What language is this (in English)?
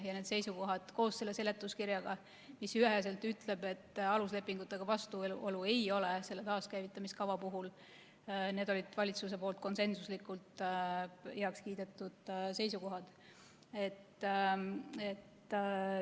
Estonian